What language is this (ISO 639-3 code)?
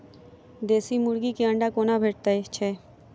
mai